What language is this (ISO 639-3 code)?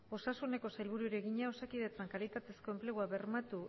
eus